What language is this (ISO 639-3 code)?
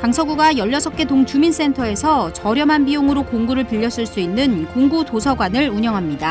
kor